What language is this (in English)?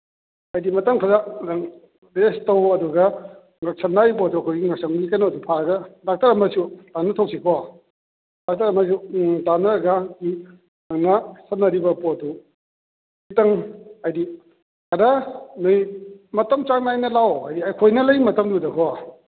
Manipuri